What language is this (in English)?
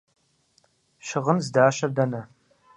Kabardian